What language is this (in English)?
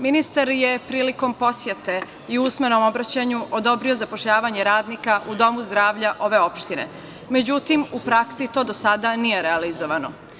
Serbian